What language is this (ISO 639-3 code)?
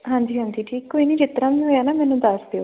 pan